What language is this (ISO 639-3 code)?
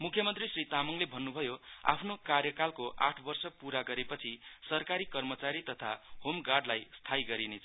nep